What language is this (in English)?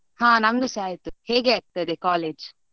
Kannada